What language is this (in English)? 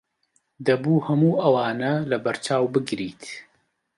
Central Kurdish